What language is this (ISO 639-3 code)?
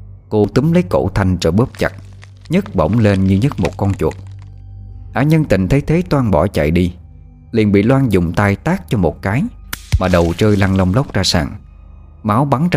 vie